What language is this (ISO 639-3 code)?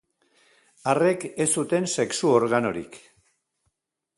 eus